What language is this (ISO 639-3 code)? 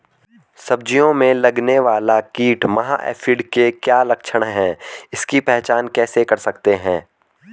hin